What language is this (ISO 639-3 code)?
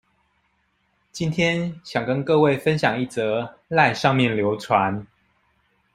zho